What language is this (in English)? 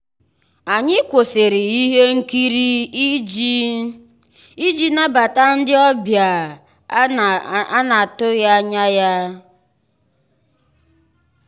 Igbo